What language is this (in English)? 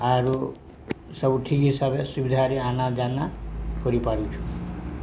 Odia